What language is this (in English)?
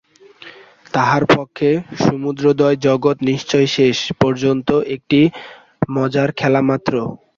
Bangla